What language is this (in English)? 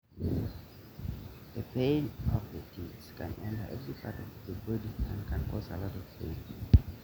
Masai